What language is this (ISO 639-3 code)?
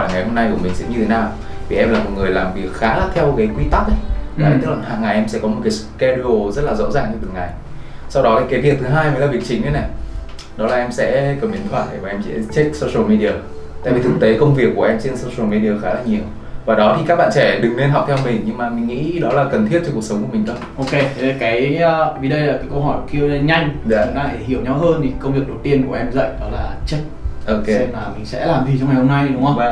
vie